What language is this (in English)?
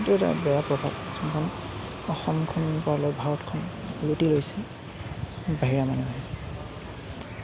Assamese